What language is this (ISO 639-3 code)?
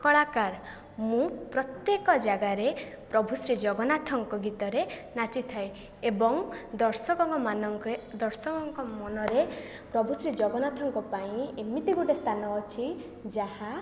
ori